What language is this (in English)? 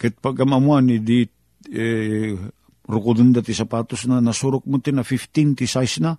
Filipino